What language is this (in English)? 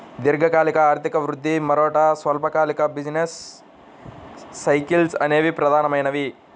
Telugu